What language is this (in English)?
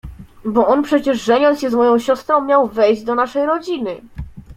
Polish